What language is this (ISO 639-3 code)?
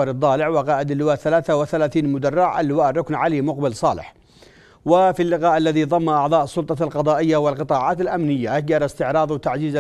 ara